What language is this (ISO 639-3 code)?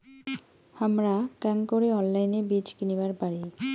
ben